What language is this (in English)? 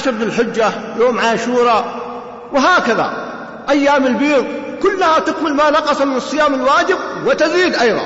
Arabic